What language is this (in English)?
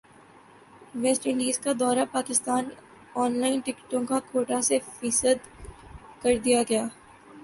Urdu